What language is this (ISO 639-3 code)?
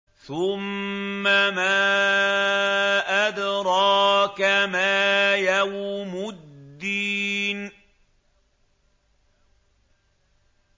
ara